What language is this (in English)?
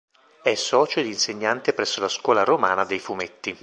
Italian